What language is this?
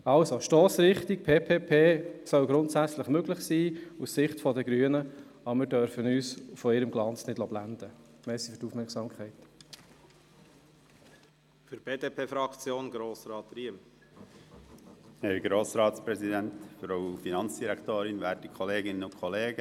Swiss German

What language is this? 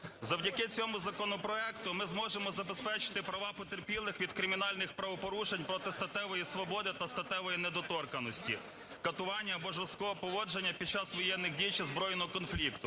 Ukrainian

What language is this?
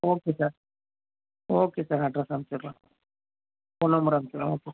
Tamil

